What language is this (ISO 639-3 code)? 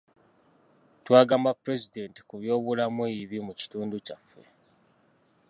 lug